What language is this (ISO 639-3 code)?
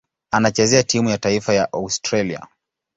swa